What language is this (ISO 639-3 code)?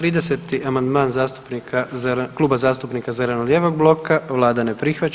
hrv